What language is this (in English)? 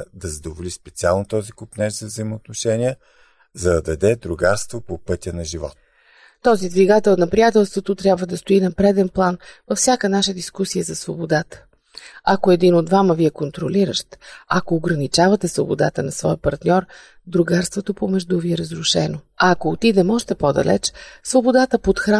Bulgarian